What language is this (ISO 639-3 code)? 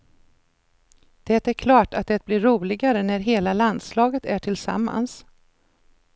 swe